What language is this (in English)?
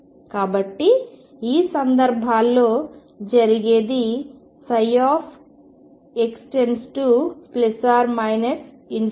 Telugu